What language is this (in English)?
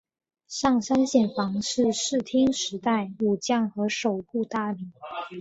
Chinese